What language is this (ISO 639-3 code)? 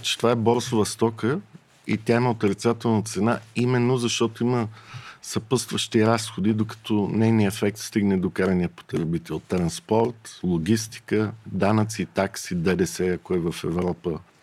bul